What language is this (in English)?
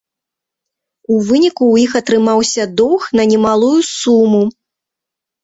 Belarusian